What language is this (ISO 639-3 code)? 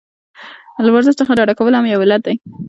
pus